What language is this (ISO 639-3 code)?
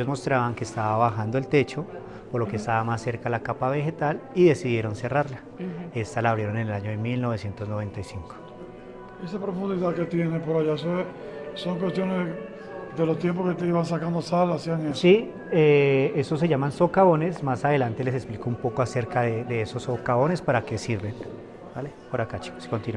spa